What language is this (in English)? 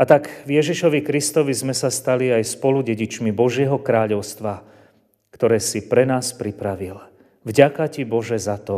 Slovak